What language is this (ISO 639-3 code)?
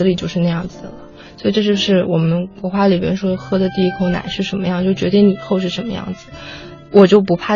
zho